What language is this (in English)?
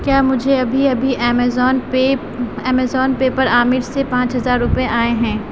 Urdu